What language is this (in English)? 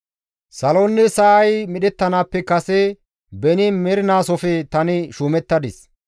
Gamo